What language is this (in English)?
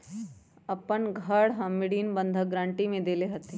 Magahi